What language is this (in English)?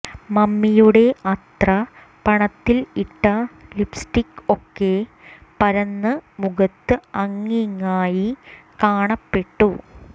Malayalam